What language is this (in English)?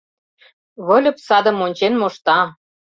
Mari